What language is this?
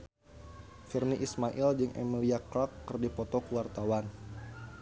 Sundanese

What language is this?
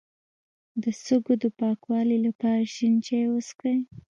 Pashto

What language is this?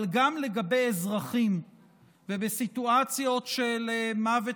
Hebrew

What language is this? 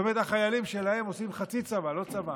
Hebrew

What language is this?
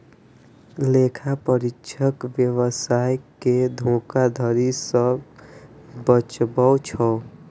Maithili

